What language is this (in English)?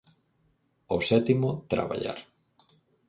Galician